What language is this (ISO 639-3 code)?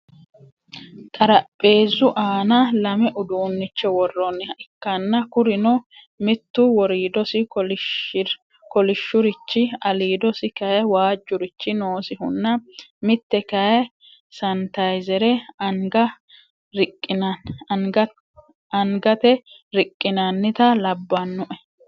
sid